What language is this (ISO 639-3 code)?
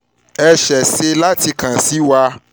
yor